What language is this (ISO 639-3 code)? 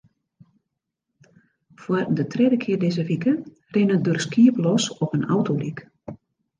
fry